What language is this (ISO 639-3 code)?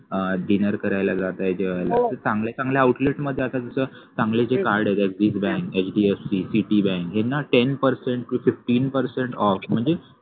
mar